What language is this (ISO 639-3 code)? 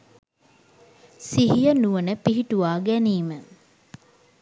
sin